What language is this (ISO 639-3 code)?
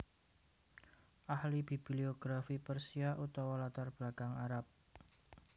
jav